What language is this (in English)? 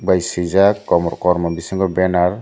Kok Borok